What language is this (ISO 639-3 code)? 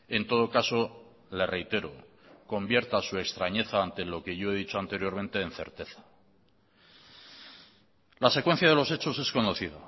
spa